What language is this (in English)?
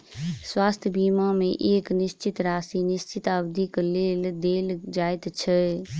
Maithili